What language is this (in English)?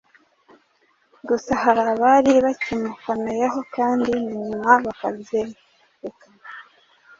Kinyarwanda